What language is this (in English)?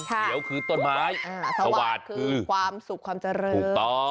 Thai